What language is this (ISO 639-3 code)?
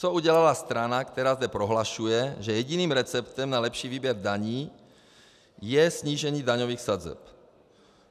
ces